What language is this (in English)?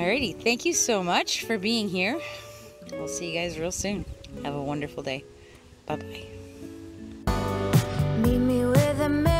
English